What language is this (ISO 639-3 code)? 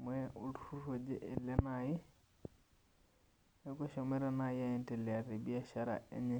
mas